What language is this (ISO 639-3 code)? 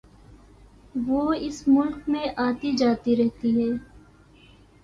urd